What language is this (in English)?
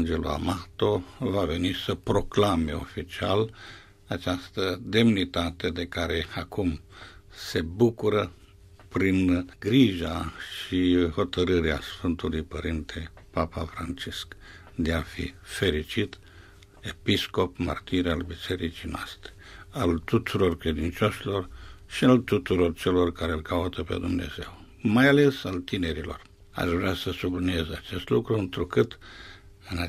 Romanian